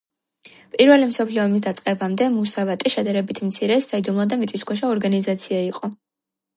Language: Georgian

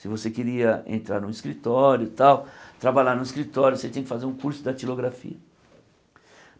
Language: Portuguese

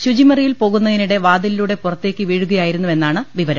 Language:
Malayalam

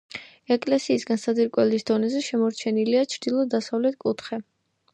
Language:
Georgian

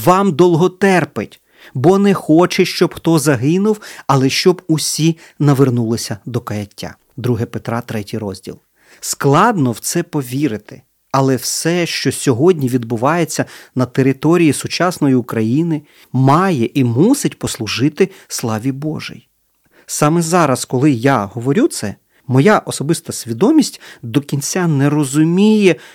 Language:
Ukrainian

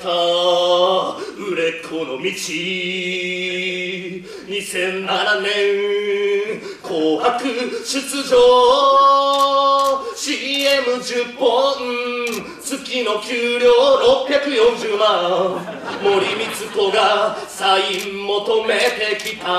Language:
Japanese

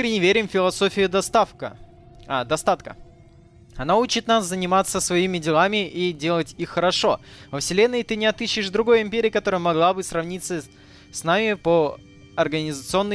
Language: Russian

